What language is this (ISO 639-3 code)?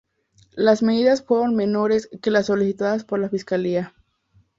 spa